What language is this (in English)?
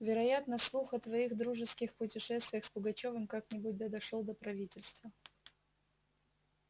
Russian